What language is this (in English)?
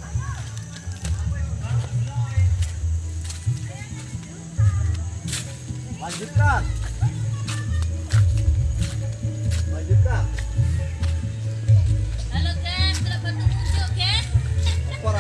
Indonesian